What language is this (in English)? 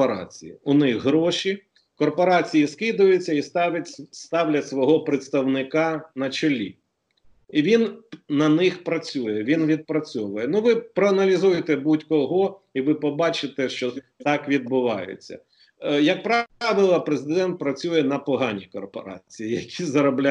Ukrainian